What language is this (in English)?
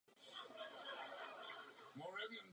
Czech